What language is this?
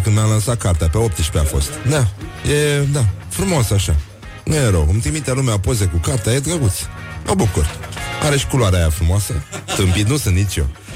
Romanian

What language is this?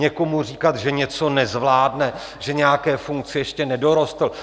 Czech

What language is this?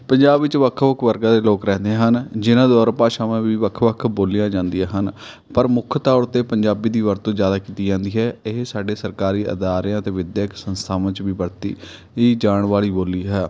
Punjabi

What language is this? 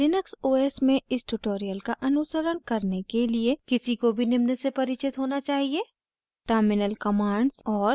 Hindi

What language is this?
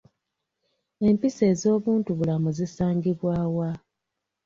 Ganda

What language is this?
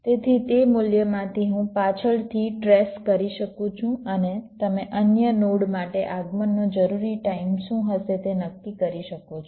Gujarati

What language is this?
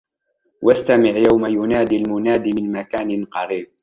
Arabic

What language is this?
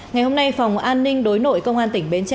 Vietnamese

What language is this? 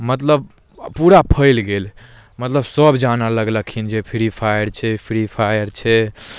Maithili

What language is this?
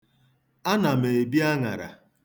Igbo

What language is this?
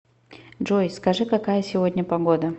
Russian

